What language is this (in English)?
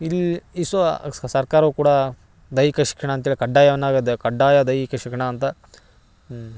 Kannada